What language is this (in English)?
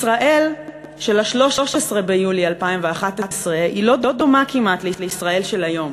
Hebrew